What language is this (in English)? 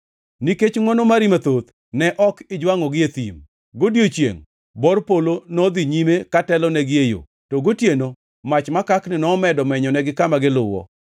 Luo (Kenya and Tanzania)